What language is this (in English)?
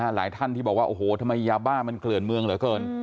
Thai